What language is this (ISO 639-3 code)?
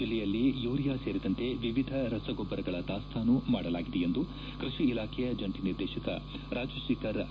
kan